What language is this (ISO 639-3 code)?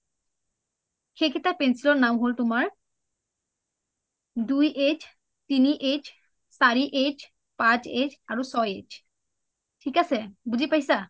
asm